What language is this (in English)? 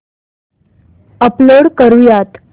Marathi